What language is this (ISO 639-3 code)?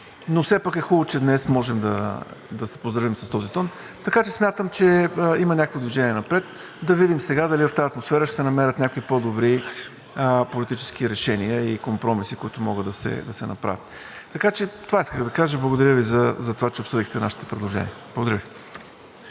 bul